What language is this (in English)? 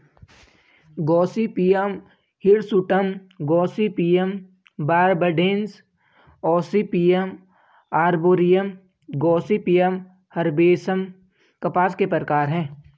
Hindi